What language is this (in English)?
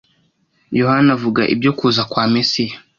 Kinyarwanda